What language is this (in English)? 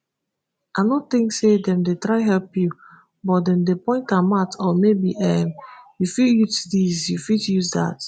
Nigerian Pidgin